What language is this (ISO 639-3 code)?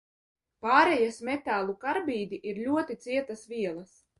lav